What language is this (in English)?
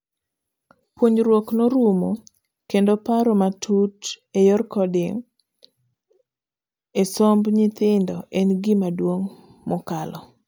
Luo (Kenya and Tanzania)